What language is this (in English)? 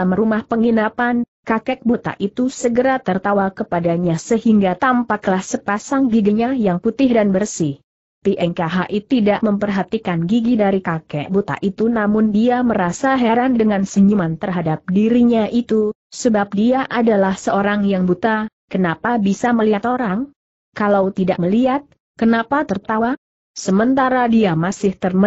Indonesian